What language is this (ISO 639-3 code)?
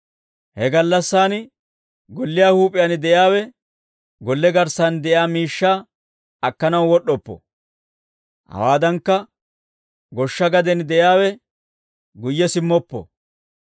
dwr